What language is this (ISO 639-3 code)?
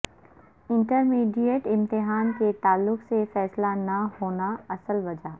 urd